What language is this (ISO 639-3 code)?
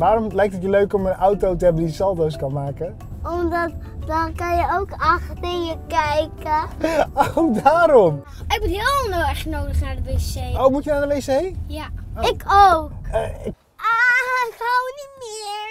nld